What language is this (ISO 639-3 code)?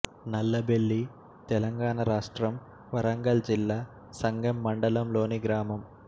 tel